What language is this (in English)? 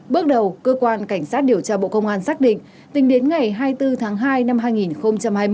Vietnamese